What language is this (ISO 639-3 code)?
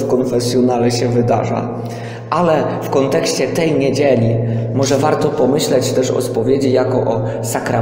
pol